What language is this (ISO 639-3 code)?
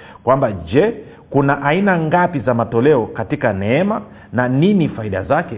swa